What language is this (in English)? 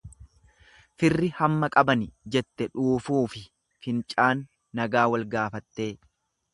Oromo